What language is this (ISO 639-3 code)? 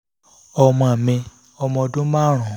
yor